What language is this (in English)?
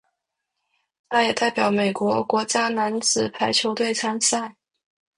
Chinese